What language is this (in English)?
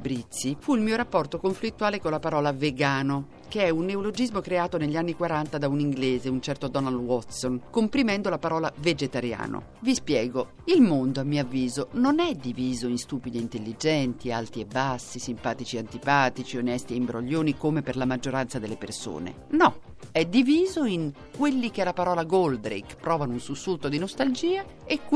Italian